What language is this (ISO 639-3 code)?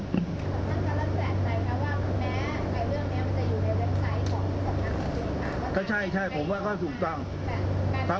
tha